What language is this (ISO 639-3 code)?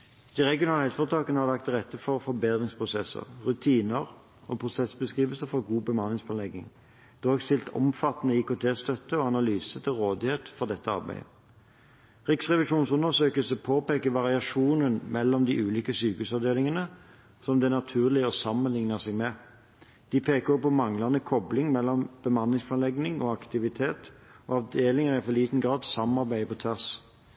nob